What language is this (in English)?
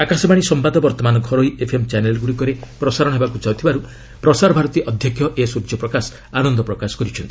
Odia